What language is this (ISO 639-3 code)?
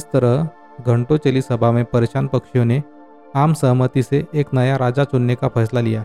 hin